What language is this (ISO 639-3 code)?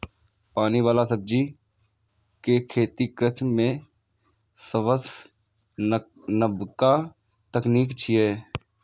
mai